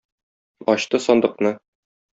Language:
Tatar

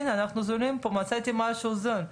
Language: Hebrew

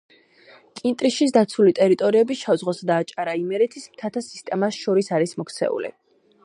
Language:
Georgian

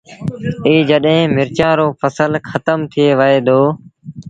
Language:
Sindhi Bhil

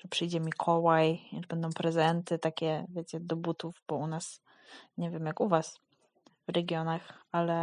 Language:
Polish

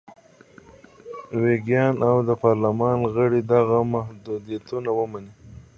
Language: Pashto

